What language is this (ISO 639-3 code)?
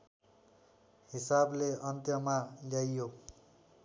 nep